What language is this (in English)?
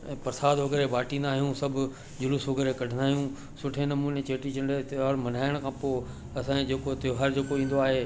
Sindhi